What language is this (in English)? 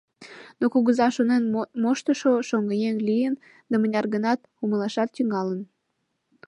Mari